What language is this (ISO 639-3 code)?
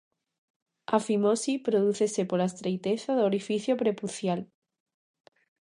glg